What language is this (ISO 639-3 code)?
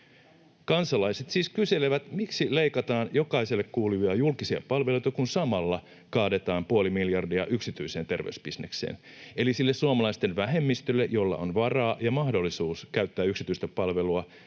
fin